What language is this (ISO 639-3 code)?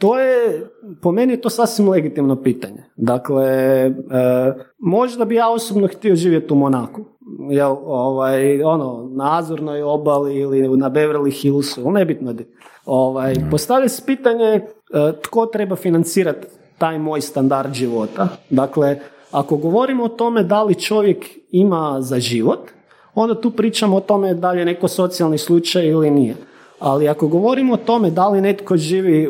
hrv